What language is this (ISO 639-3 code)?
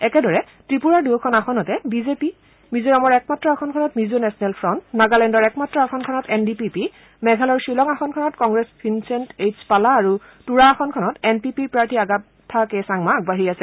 asm